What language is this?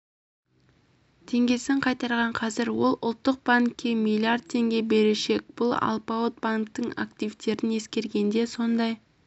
Kazakh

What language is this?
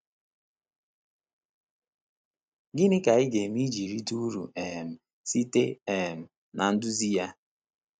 Igbo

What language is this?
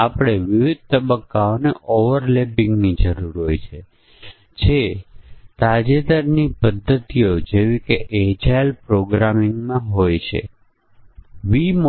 Gujarati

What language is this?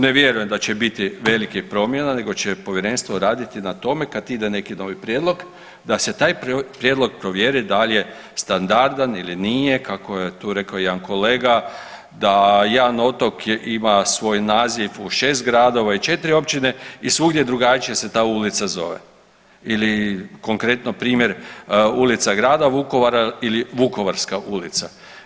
Croatian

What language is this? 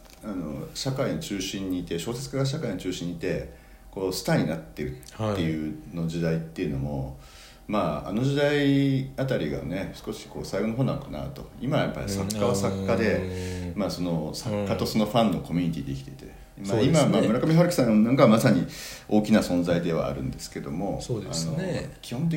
Japanese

